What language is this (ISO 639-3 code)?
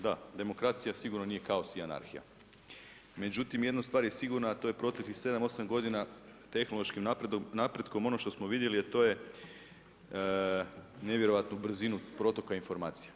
hrv